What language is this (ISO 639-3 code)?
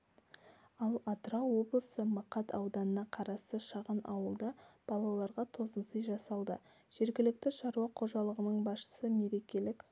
kaz